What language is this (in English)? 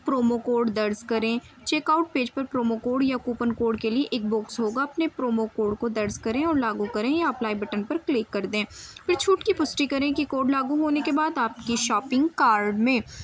Urdu